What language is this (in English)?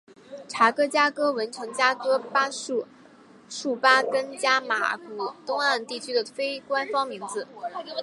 Chinese